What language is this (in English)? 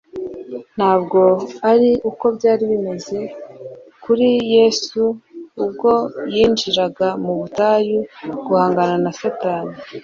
Kinyarwanda